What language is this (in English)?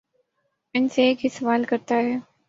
Urdu